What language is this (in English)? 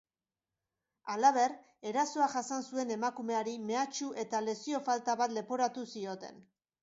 Basque